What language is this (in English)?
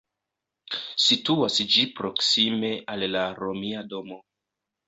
Esperanto